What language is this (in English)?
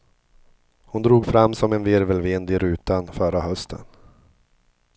Swedish